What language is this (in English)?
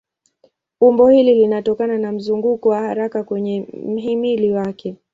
Swahili